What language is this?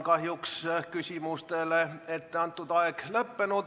Estonian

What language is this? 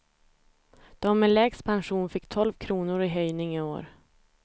Swedish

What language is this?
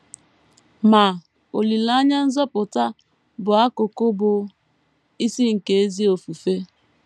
Igbo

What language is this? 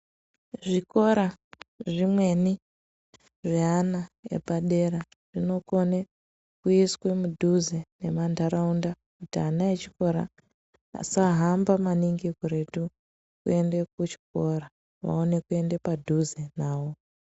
Ndau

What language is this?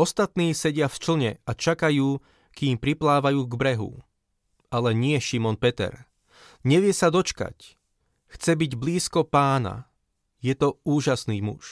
Slovak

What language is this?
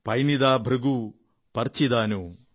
Malayalam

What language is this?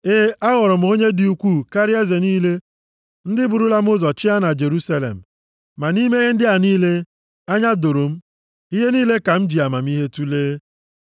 Igbo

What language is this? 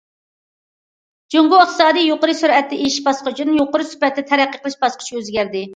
Uyghur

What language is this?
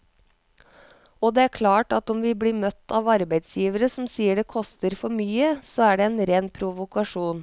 Norwegian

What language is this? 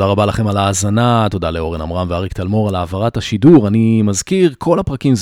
Hebrew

